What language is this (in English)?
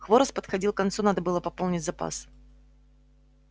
Russian